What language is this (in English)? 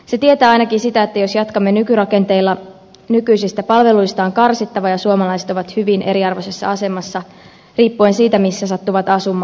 Finnish